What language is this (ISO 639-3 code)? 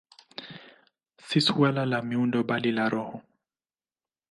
swa